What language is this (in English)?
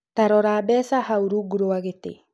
Kikuyu